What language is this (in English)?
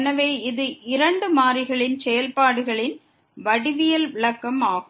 Tamil